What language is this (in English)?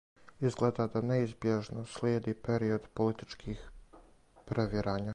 Serbian